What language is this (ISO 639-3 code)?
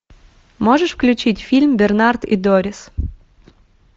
rus